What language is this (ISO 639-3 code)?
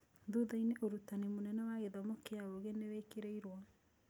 kik